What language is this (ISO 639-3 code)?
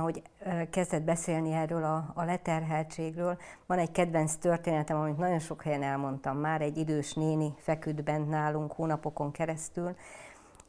hun